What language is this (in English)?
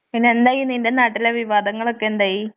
Malayalam